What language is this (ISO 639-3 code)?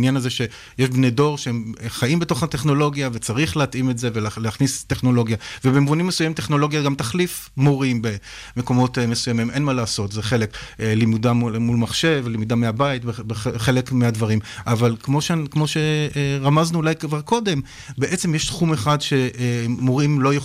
heb